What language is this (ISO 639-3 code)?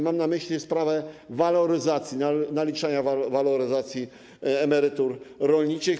pol